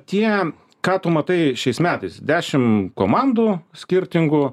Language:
Lithuanian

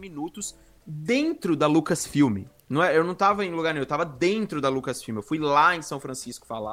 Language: Portuguese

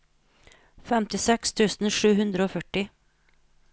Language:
Norwegian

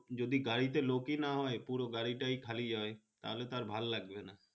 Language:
Bangla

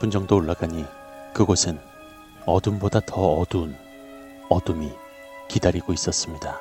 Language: Korean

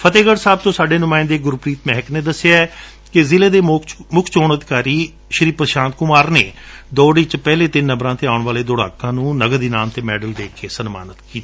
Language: Punjabi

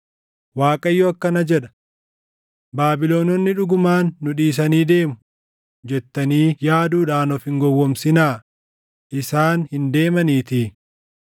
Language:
Oromo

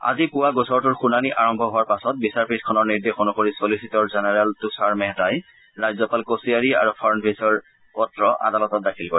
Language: Assamese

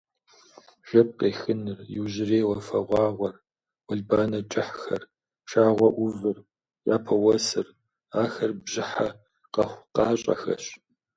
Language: Kabardian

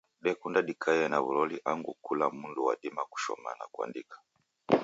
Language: Taita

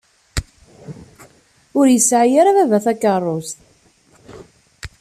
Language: Kabyle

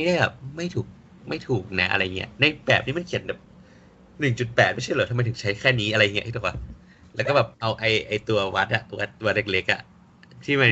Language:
Thai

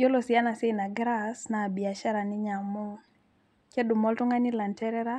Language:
Masai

